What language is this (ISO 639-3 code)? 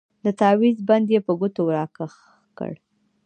pus